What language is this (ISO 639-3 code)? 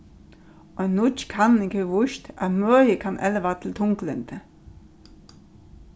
fao